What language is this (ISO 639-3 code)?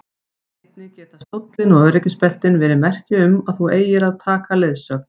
isl